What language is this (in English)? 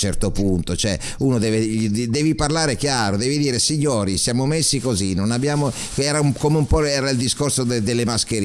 Italian